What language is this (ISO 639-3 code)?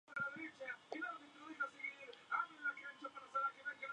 spa